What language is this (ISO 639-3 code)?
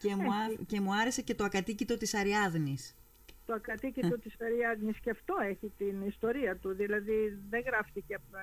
ell